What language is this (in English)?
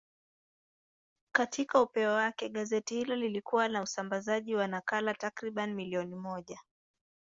Swahili